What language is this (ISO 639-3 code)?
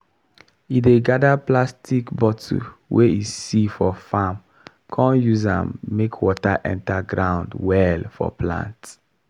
pcm